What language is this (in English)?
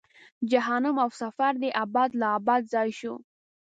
Pashto